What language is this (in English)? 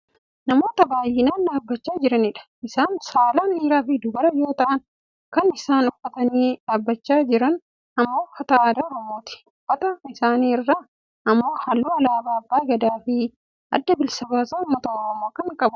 Oromo